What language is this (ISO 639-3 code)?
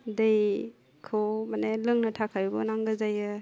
brx